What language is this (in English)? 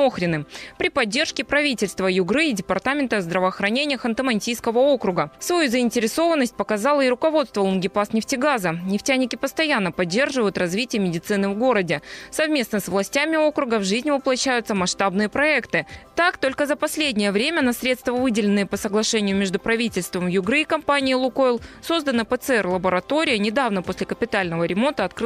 Russian